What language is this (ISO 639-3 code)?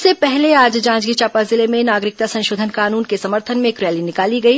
hin